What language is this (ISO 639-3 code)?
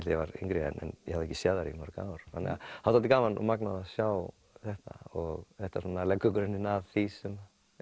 isl